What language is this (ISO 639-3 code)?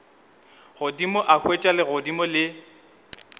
nso